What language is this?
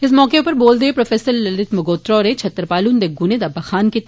Dogri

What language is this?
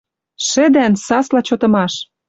Western Mari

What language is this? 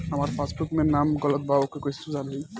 Bhojpuri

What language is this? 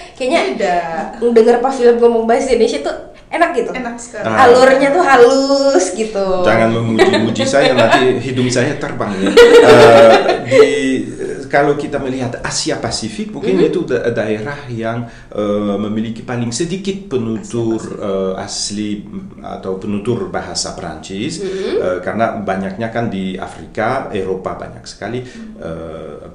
Indonesian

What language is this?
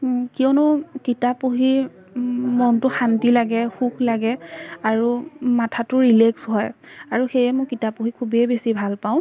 Assamese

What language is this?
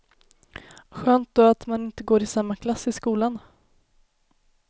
Swedish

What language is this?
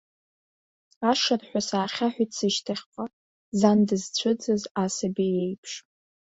Abkhazian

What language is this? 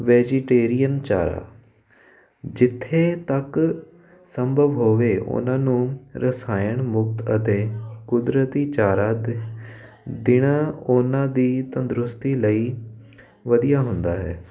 Punjabi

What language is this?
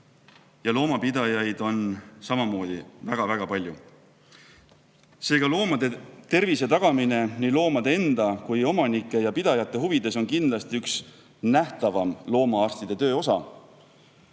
Estonian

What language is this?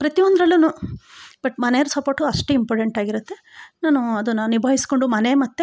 Kannada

